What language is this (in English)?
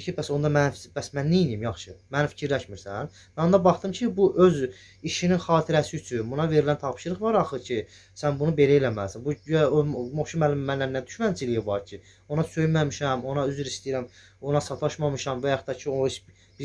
Turkish